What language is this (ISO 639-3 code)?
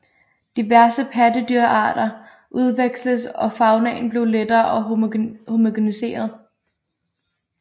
dan